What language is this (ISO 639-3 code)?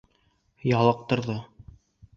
bak